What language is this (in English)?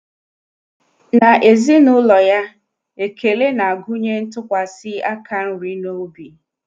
Igbo